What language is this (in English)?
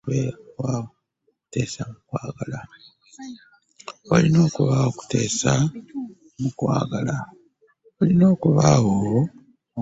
Ganda